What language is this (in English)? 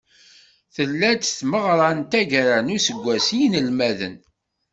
Kabyle